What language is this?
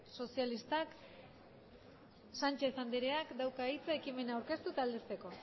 Basque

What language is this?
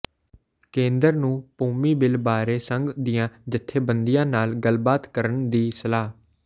Punjabi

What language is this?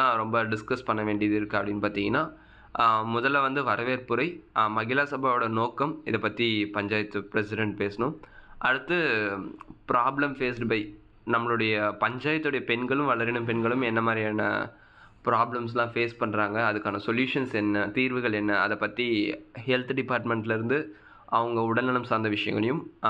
Tamil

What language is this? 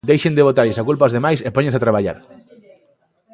Galician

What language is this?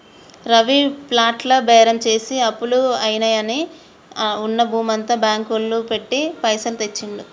Telugu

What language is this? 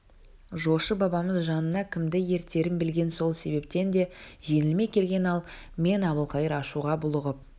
Kazakh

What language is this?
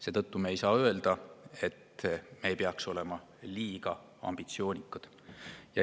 Estonian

